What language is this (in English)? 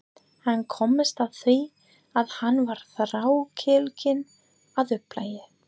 Icelandic